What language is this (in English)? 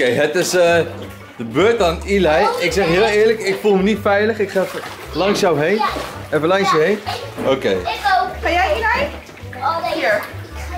Dutch